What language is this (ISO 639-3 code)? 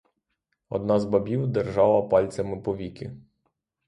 ukr